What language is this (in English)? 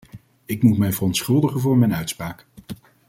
Dutch